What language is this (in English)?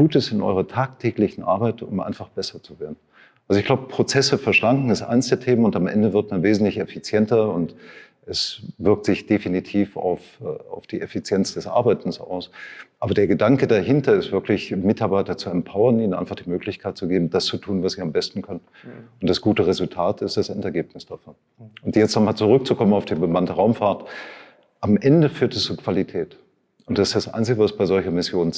German